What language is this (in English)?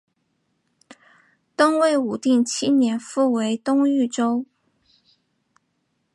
Chinese